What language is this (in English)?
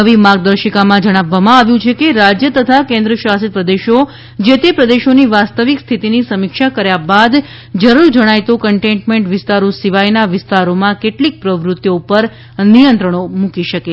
Gujarati